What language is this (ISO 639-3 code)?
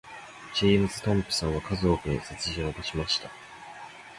jpn